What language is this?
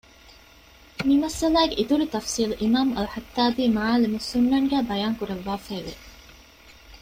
Divehi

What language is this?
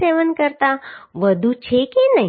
Gujarati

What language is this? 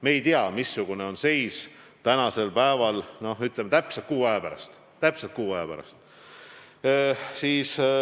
Estonian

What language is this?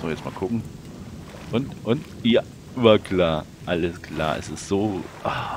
German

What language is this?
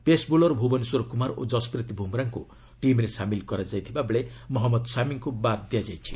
Odia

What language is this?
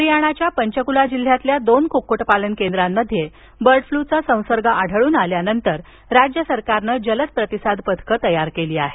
Marathi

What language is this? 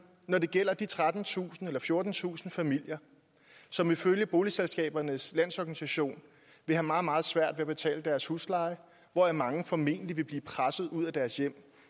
Danish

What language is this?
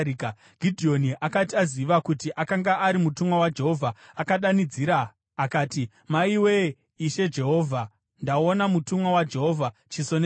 Shona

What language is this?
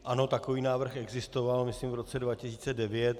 Czech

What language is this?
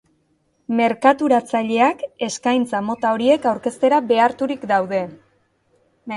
Basque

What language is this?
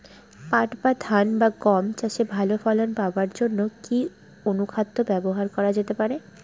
Bangla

